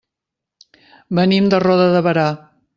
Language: Catalan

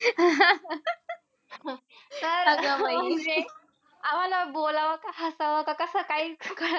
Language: Marathi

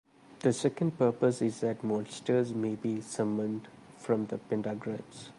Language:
English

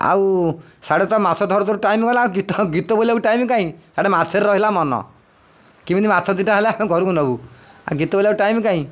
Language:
Odia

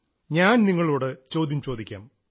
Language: Malayalam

